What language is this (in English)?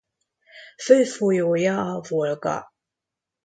Hungarian